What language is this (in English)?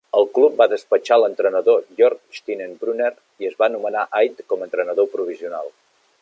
Catalan